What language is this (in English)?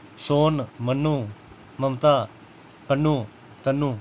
Dogri